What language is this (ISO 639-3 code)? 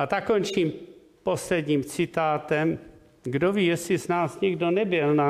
ces